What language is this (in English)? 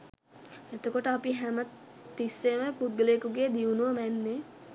Sinhala